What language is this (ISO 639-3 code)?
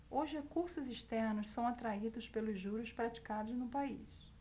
por